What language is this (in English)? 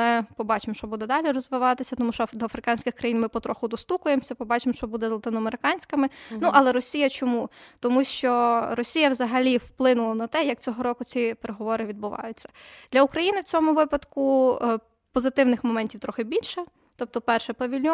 Ukrainian